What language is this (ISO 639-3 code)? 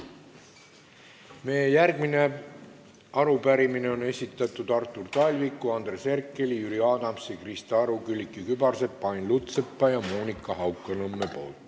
est